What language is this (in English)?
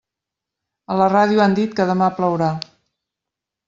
Catalan